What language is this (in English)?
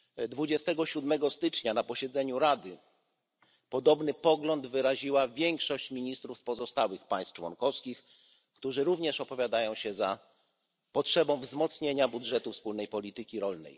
Polish